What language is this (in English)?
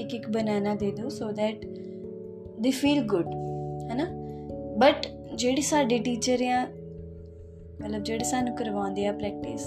Punjabi